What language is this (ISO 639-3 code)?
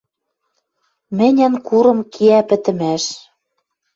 mrj